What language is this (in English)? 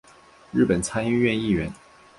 Chinese